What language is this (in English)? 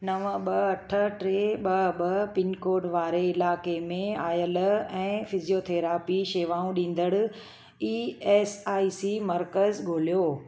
Sindhi